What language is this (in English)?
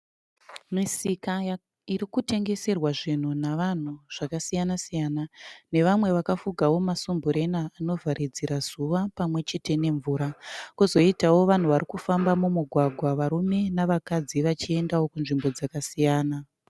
Shona